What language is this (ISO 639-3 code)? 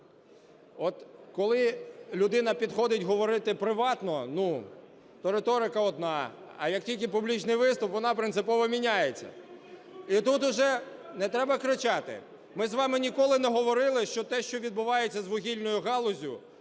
ukr